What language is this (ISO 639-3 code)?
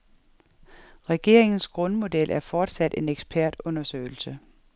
dan